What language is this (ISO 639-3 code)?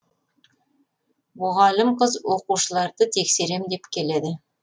kaz